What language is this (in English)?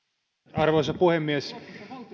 Finnish